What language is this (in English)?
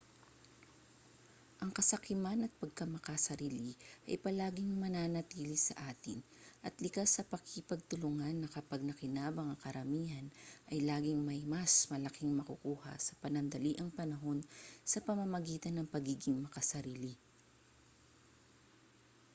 Filipino